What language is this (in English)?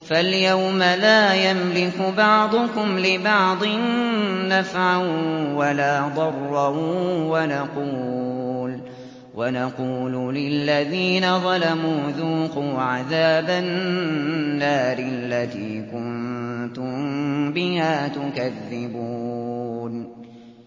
Arabic